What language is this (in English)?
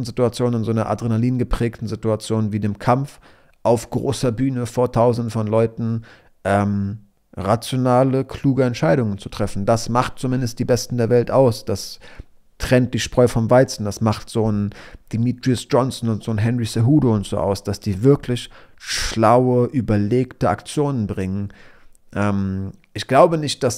German